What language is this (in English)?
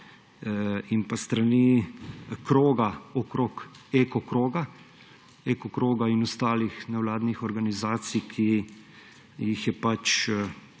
Slovenian